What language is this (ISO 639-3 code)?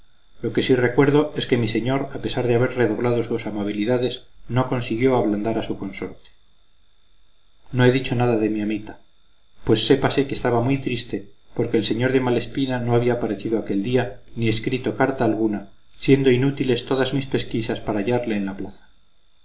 spa